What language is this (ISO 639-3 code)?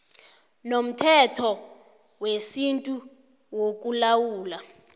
nbl